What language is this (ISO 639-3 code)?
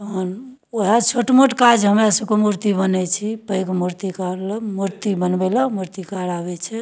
mai